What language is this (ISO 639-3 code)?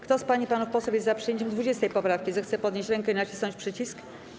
pol